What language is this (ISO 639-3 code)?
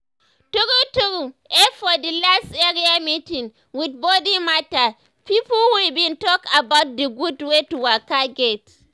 pcm